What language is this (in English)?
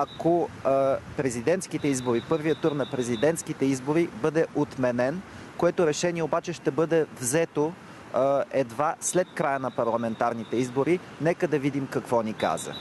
Bulgarian